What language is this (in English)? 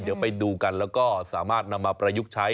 Thai